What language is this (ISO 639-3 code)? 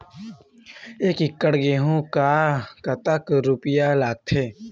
hne